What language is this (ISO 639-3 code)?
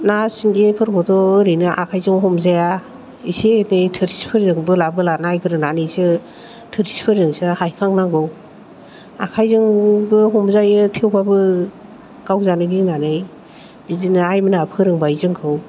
brx